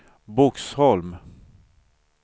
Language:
Swedish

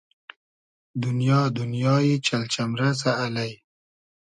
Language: Hazaragi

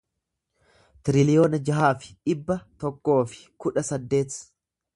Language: Oromo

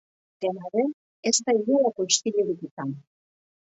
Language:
Basque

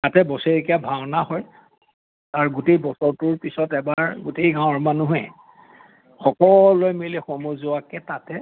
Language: Assamese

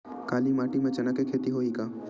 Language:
Chhattisgarhi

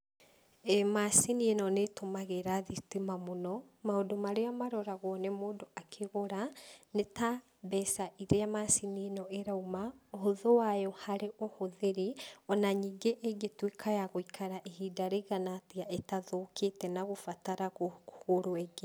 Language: Kikuyu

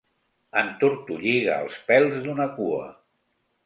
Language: Catalan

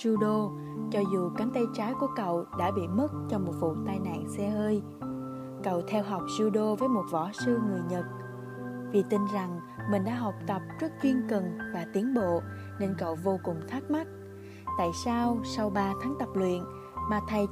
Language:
Vietnamese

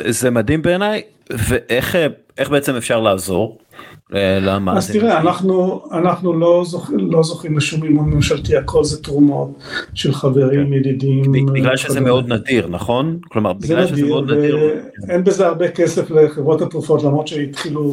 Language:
Hebrew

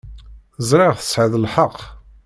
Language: Kabyle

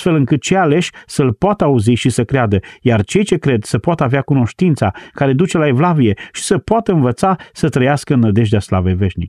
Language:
Romanian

